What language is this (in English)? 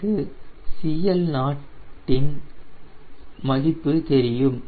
Tamil